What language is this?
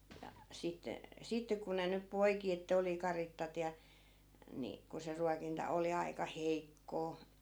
Finnish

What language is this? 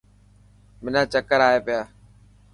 Dhatki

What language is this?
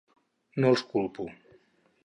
Catalan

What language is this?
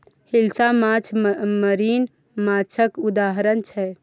Maithili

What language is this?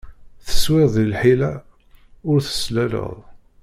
Kabyle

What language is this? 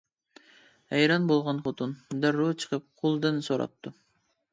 Uyghur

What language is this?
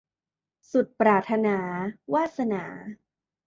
Thai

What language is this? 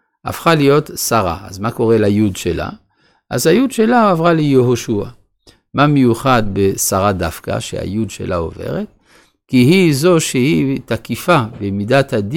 Hebrew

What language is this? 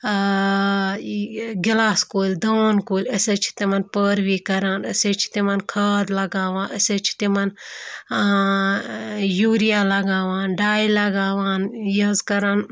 Kashmiri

